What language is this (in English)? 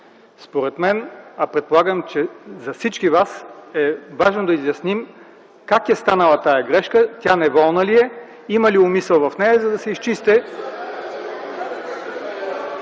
Bulgarian